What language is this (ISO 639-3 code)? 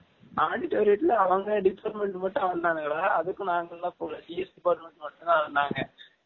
tam